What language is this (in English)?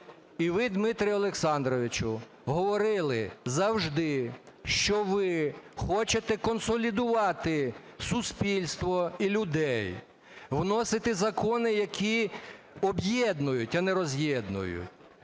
Ukrainian